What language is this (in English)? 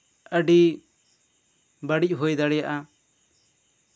Santali